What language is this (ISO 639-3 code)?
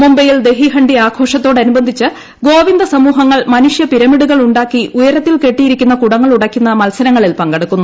mal